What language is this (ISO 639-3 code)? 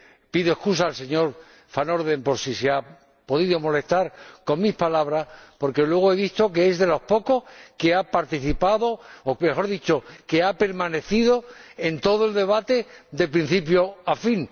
spa